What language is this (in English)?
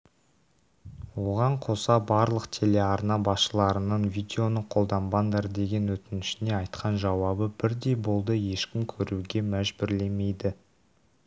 Kazakh